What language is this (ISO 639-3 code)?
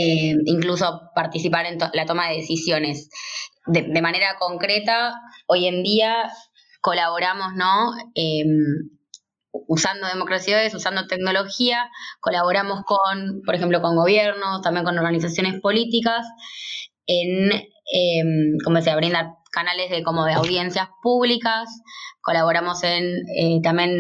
spa